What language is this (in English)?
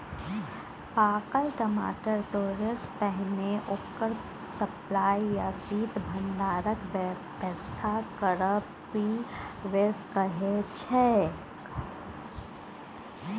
Maithili